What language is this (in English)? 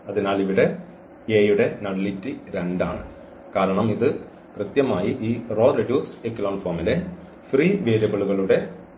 Malayalam